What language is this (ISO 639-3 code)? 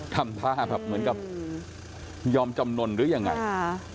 tha